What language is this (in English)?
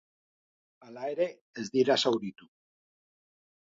Basque